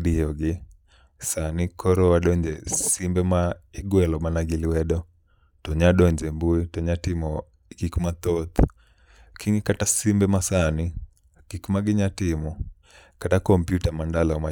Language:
Luo (Kenya and Tanzania)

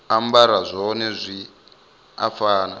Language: Venda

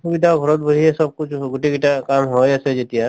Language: Assamese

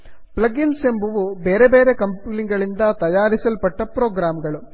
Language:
Kannada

